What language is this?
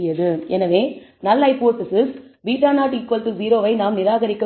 Tamil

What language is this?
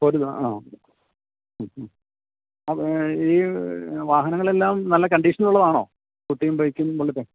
Malayalam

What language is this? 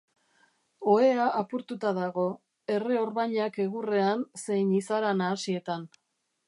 Basque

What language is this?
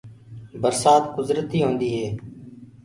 Gurgula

